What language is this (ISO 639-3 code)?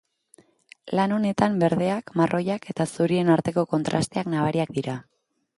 eus